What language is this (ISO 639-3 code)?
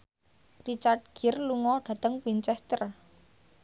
jav